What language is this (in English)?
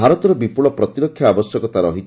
Odia